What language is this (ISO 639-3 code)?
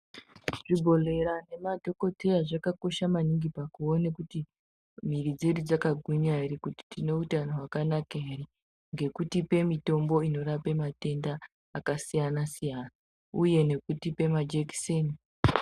ndc